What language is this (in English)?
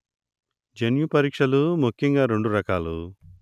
Telugu